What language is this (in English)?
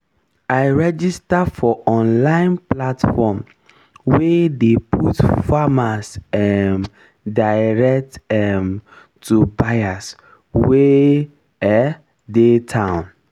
Nigerian Pidgin